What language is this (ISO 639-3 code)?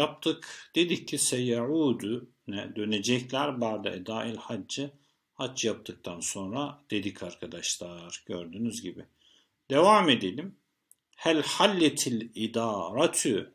tur